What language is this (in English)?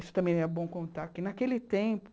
Portuguese